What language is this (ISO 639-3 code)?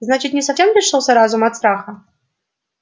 rus